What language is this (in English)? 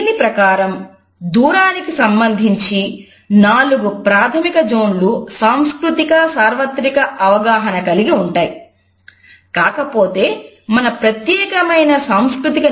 Telugu